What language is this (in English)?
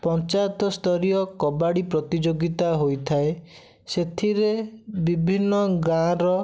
Odia